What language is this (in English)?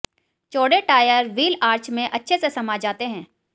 Hindi